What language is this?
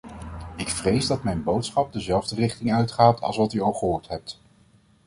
Dutch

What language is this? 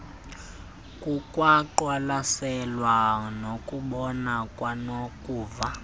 Xhosa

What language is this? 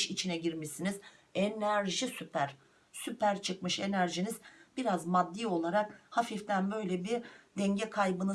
Turkish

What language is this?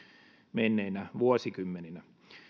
Finnish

